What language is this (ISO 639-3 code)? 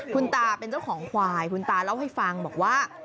tha